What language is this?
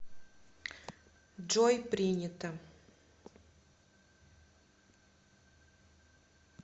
Russian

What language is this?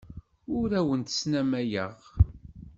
Kabyle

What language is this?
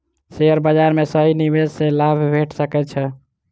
Maithili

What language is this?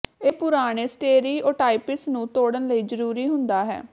Punjabi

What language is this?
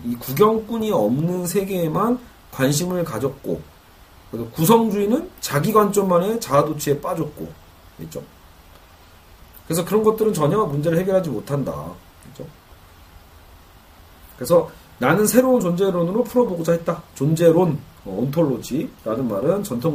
Korean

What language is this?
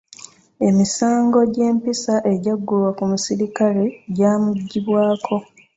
Ganda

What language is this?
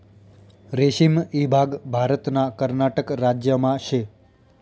Marathi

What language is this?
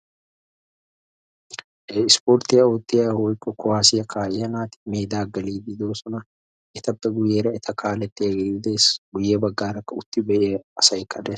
Wolaytta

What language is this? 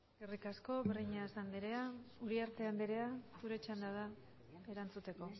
Basque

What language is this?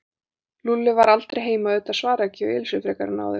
Icelandic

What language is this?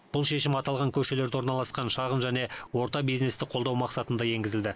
Kazakh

